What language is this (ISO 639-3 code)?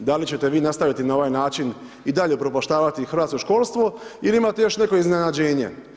hrv